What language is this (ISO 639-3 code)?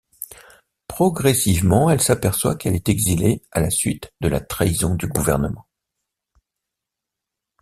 fra